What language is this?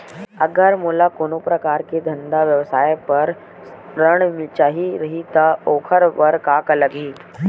Chhattisgarhi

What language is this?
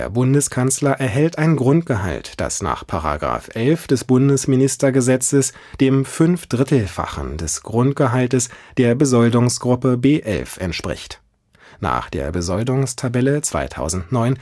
German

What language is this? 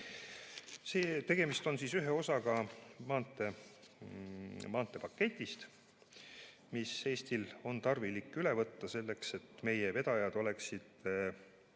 Estonian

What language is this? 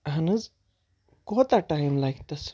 Kashmiri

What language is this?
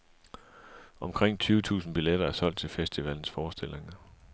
Danish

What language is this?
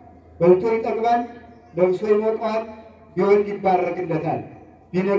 Turkish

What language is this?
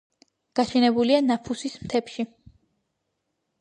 Georgian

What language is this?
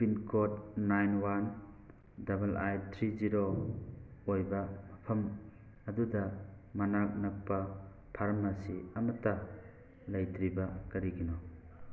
Manipuri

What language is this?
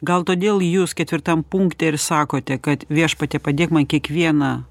Lithuanian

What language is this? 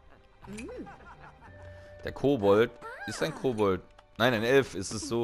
German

